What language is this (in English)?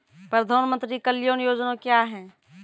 Maithili